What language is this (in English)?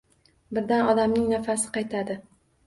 Uzbek